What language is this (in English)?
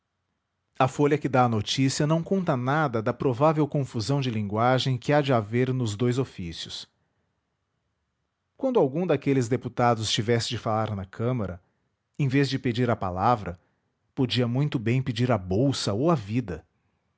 Portuguese